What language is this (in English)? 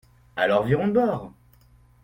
French